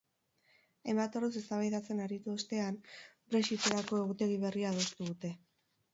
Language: Basque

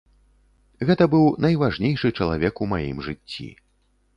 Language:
Belarusian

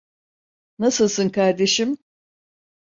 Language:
Turkish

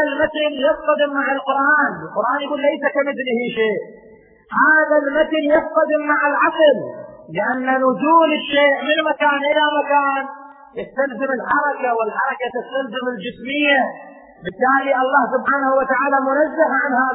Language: Arabic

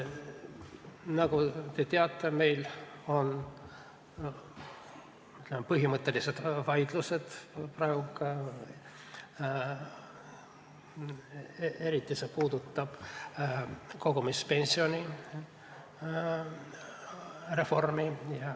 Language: Estonian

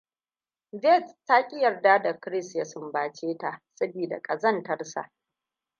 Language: Hausa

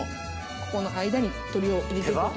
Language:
Japanese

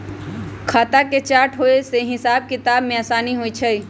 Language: Magahi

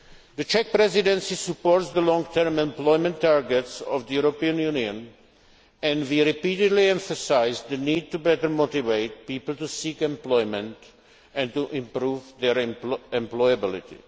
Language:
English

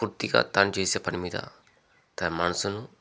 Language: Telugu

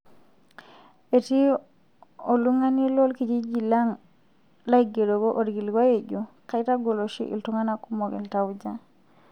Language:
Masai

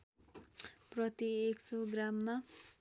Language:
Nepali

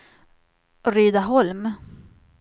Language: Swedish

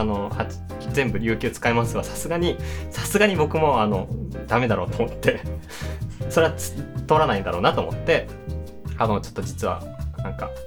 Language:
Japanese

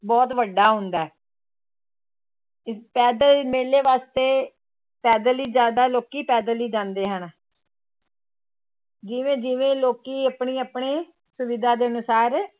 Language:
Punjabi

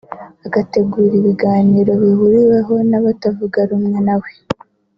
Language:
Kinyarwanda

